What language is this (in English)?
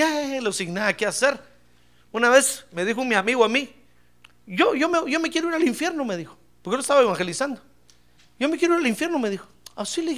Spanish